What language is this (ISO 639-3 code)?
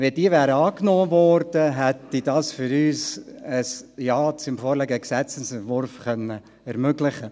gsw